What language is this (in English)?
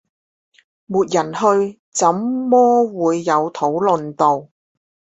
Chinese